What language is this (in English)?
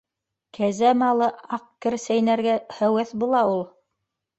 Bashkir